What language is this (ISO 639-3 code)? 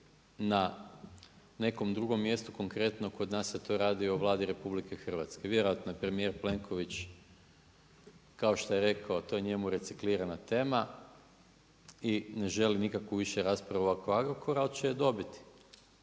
hrv